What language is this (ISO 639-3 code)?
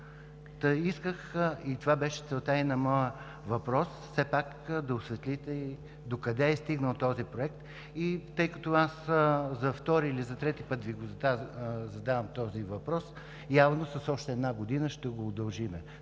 bul